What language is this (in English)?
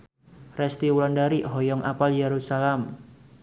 Sundanese